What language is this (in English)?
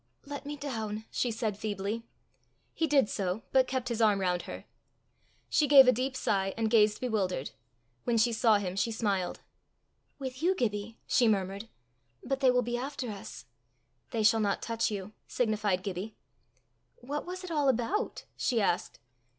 English